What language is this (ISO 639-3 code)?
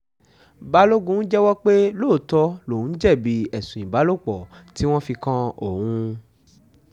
yor